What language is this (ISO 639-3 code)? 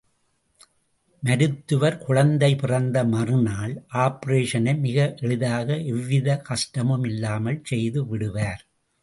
tam